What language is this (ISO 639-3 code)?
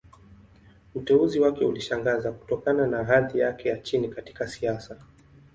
swa